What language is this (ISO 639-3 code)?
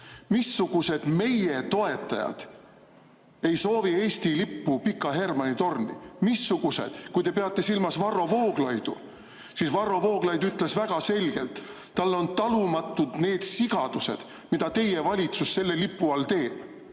est